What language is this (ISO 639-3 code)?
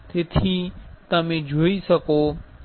guj